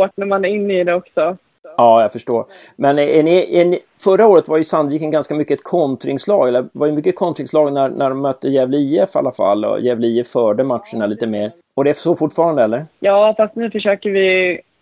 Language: Swedish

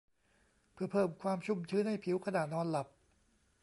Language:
Thai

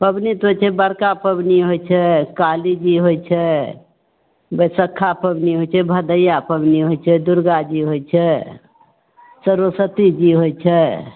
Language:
Maithili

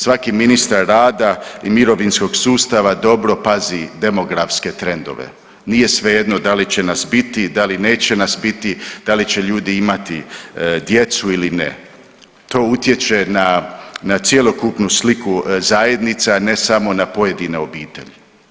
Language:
Croatian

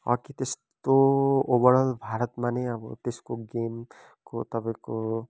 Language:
Nepali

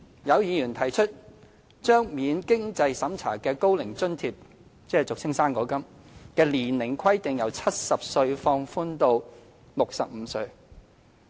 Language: Cantonese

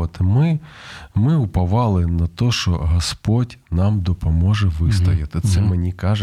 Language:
Ukrainian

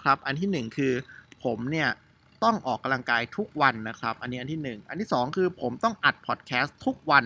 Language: Thai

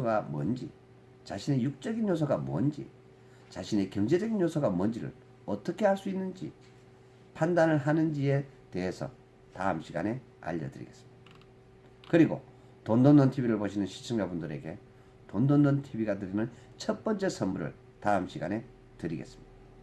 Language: Korean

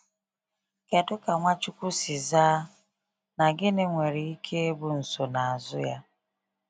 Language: Igbo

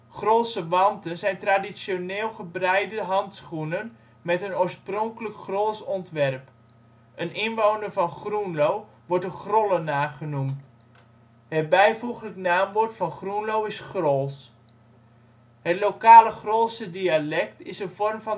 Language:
Dutch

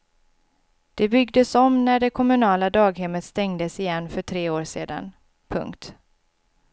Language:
Swedish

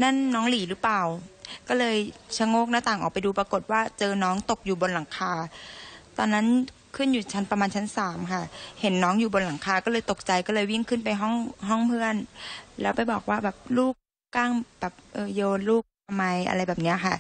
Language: Thai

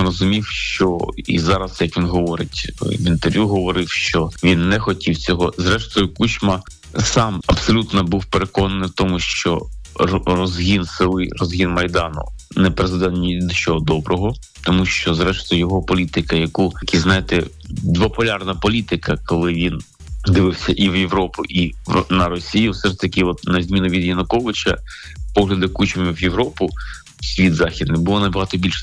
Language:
Ukrainian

